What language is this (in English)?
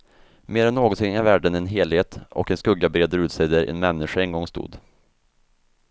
Swedish